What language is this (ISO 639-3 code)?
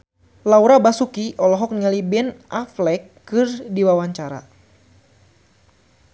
sun